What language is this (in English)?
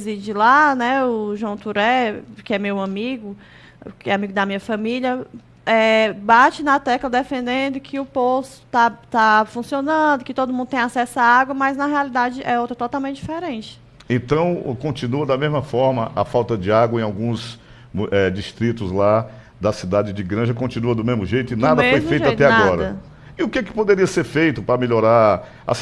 Portuguese